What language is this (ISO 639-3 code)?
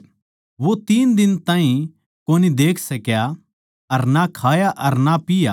bgc